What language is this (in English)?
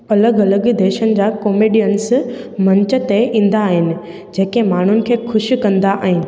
Sindhi